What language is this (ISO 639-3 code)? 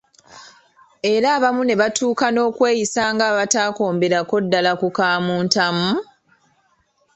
lug